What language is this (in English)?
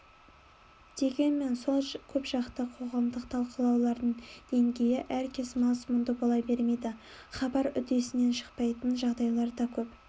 Kazakh